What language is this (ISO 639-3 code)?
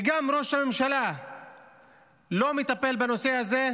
heb